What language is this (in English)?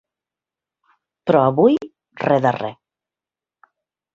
Catalan